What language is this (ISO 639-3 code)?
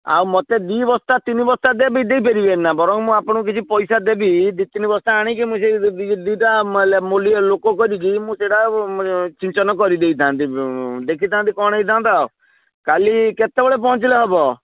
ori